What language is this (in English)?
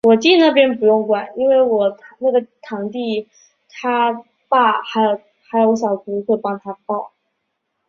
Chinese